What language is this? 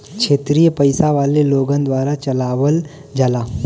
Bhojpuri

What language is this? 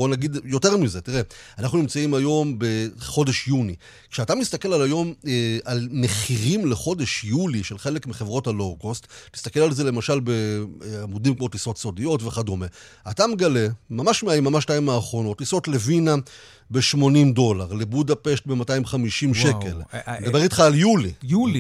Hebrew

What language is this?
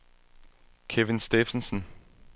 Danish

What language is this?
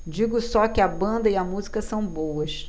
Portuguese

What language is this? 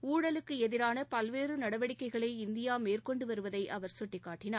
Tamil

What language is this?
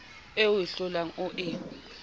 Southern Sotho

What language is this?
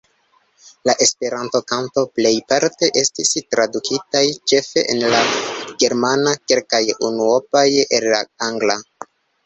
Esperanto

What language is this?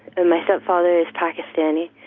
English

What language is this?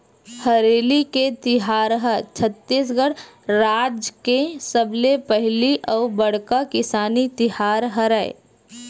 Chhattisgarhi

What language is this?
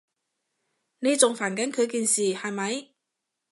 Cantonese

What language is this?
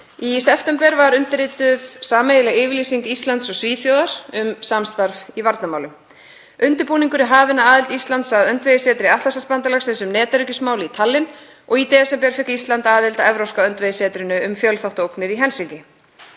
Icelandic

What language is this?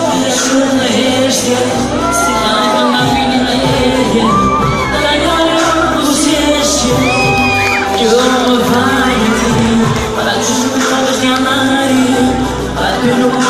Romanian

